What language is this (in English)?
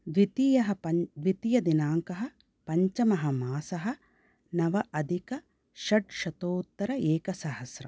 Sanskrit